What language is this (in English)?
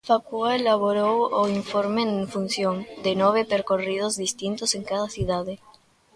Galician